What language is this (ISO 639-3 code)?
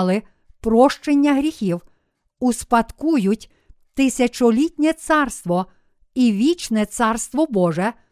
ukr